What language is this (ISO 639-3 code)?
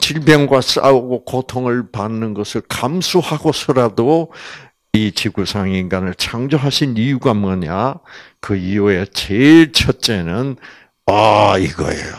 kor